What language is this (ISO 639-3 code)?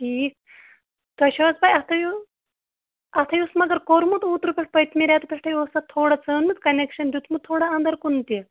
kas